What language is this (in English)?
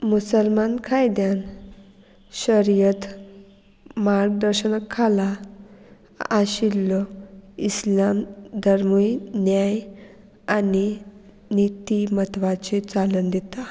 Konkani